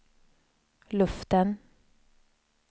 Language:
Swedish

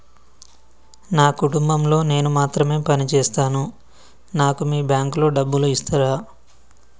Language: Telugu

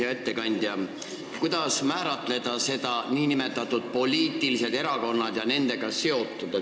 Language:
Estonian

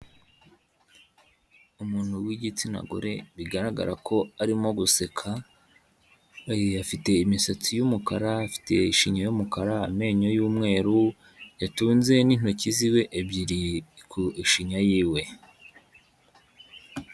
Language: Kinyarwanda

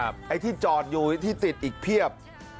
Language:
Thai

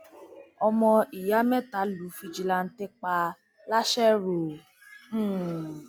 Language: Yoruba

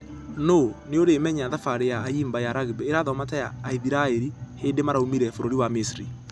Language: Kikuyu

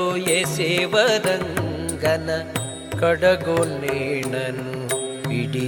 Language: Kannada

